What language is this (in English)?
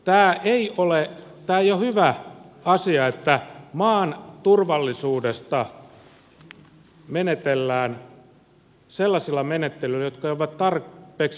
Finnish